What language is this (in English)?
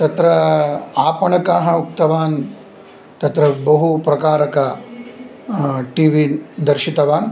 Sanskrit